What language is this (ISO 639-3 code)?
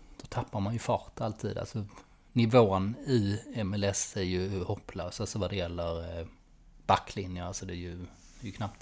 swe